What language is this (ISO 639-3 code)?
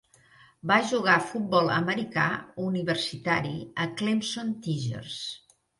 cat